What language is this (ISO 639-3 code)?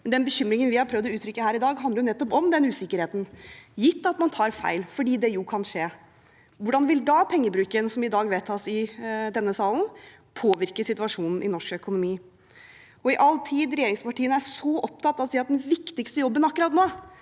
nor